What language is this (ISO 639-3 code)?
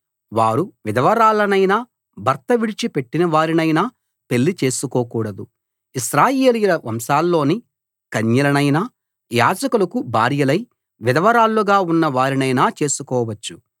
tel